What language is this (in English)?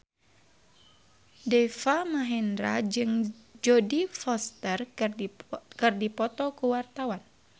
Sundanese